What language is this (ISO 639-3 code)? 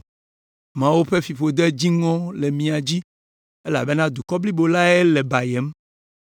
ewe